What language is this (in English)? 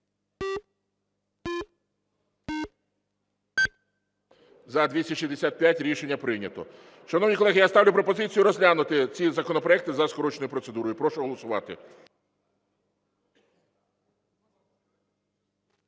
Ukrainian